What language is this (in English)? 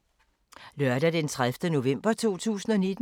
Danish